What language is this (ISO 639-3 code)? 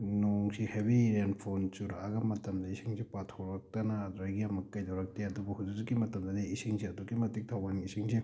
mni